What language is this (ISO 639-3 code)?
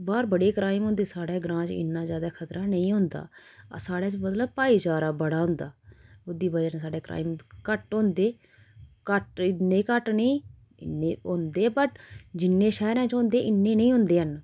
doi